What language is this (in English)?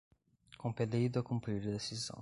Portuguese